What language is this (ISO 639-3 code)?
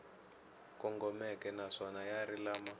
tso